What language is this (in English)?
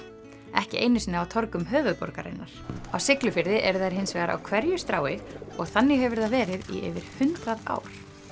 Icelandic